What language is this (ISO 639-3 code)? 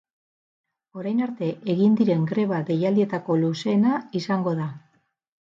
eus